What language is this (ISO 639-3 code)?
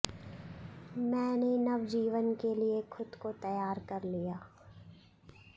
san